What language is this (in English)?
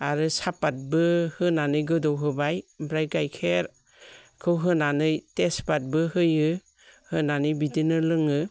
Bodo